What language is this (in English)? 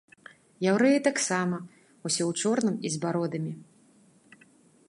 Belarusian